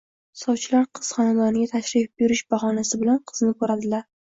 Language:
Uzbek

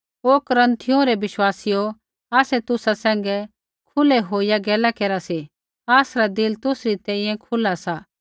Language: Kullu Pahari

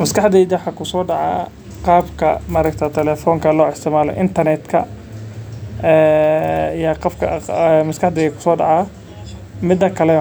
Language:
Somali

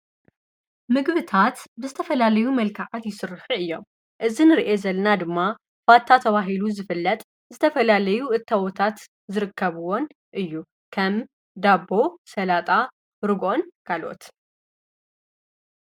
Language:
Tigrinya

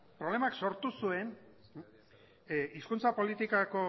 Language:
Basque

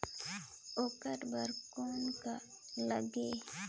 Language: Chhattisgarhi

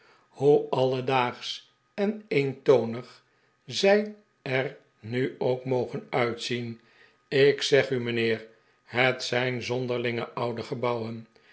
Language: Dutch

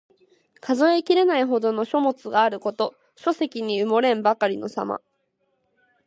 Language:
Japanese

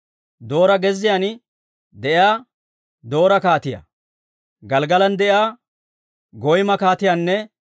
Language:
Dawro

